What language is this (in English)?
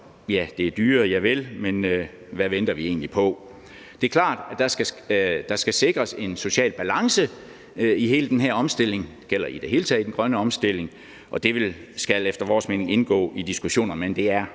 Danish